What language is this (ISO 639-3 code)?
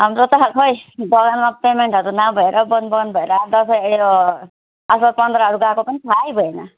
nep